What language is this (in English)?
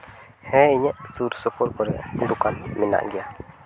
Santali